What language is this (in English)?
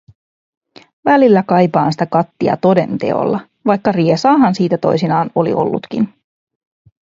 Finnish